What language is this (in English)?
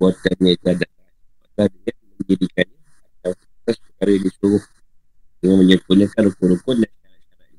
Malay